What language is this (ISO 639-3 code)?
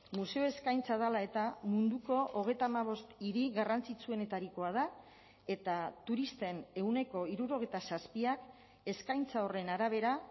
eus